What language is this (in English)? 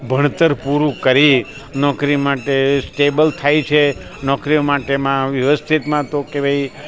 Gujarati